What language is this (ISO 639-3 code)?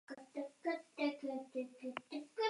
eus